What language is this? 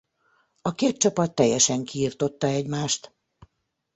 Hungarian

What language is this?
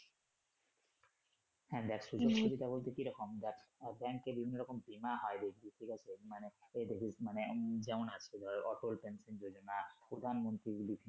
Bangla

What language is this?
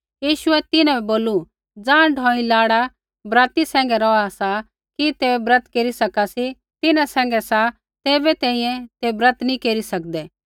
Kullu Pahari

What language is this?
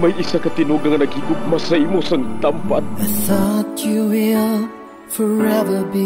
Filipino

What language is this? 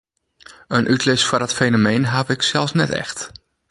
Western Frisian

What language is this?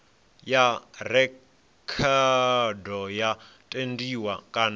Venda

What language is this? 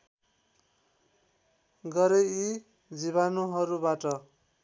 Nepali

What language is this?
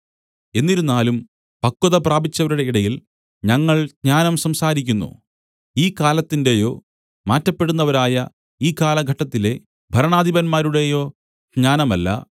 Malayalam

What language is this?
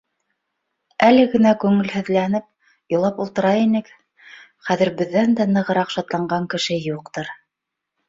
Bashkir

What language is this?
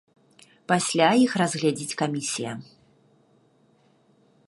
Belarusian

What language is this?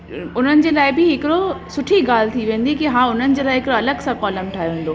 Sindhi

